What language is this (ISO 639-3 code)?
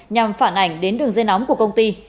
vie